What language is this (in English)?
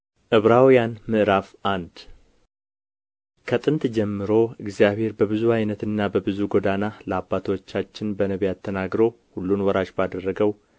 Amharic